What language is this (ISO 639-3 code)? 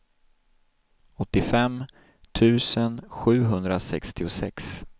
swe